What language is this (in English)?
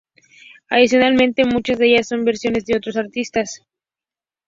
Spanish